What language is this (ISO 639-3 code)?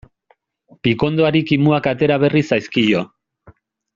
eus